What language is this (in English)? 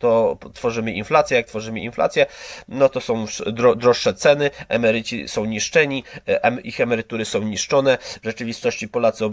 Polish